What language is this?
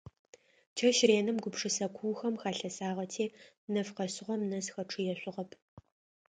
Adyghe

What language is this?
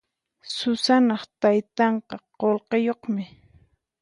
Puno Quechua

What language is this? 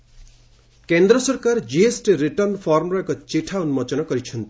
Odia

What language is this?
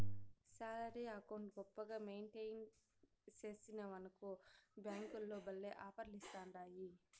Telugu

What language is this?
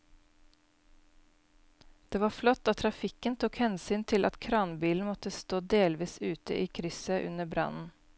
Norwegian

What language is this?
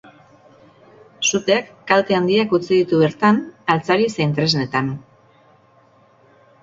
Basque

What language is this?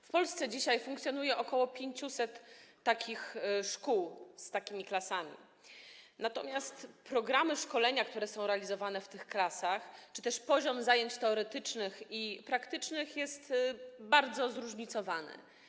Polish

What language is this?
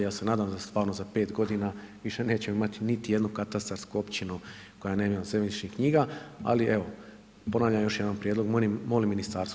Croatian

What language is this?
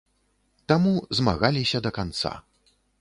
Belarusian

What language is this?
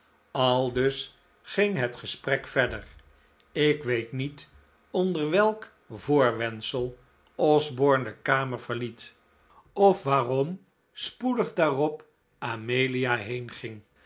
Dutch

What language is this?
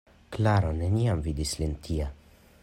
Esperanto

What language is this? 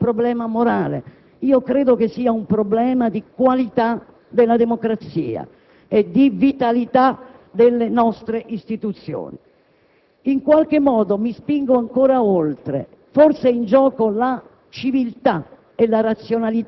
Italian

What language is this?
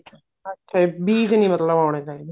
Punjabi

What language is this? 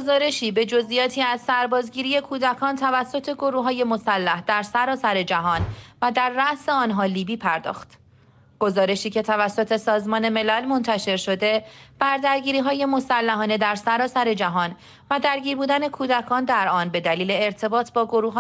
Persian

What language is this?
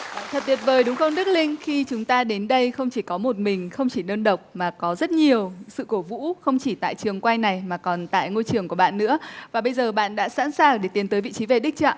Vietnamese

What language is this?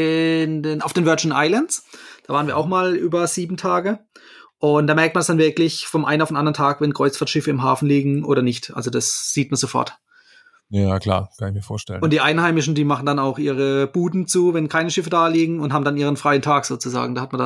German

